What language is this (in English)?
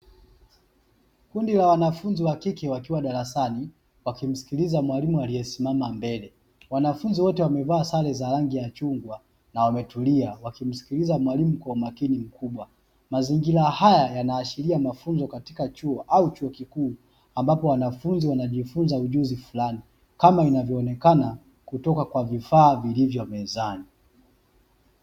Swahili